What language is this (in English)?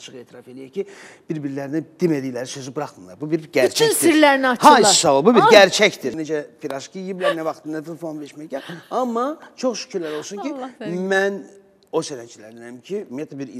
Turkish